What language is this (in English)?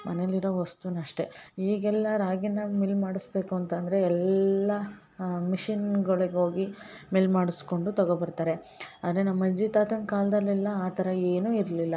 Kannada